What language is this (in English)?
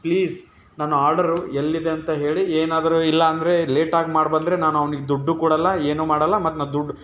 Kannada